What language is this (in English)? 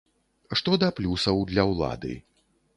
Belarusian